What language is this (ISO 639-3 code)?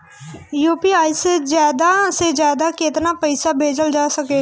bho